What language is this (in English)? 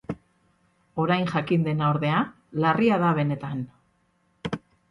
Basque